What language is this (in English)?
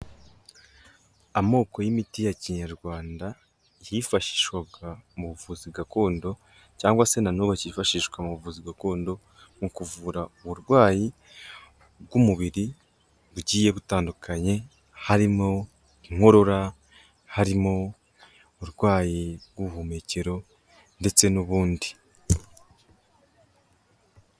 Kinyarwanda